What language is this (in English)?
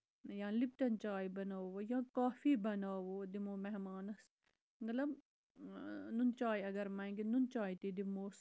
Kashmiri